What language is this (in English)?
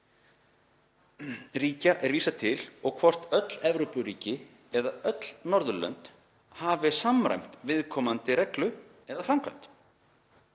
Icelandic